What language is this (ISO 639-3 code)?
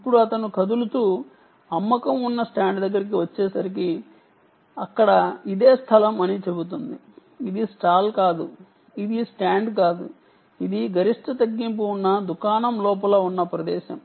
tel